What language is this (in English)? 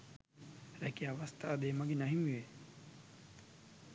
Sinhala